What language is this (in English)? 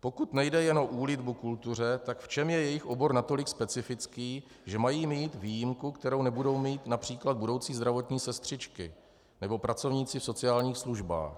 Czech